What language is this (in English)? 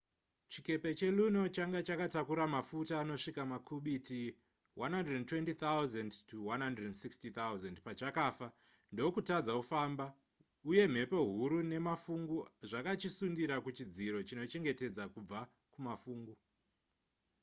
Shona